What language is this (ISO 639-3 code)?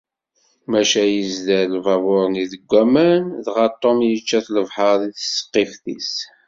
kab